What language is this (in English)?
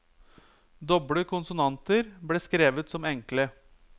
Norwegian